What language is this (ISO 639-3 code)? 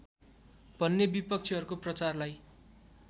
nep